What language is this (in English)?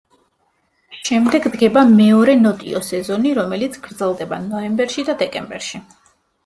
Georgian